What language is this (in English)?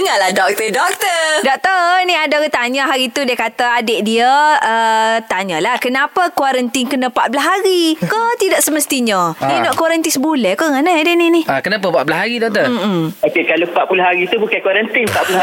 Malay